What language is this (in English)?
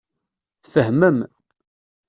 Kabyle